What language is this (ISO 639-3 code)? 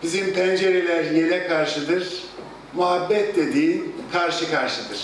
tur